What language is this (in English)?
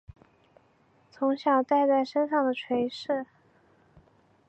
Chinese